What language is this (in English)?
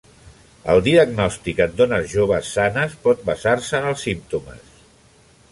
Catalan